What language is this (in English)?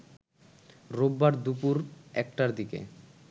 Bangla